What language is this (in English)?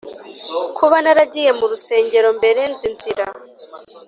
Kinyarwanda